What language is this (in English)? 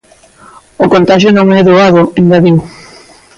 Galician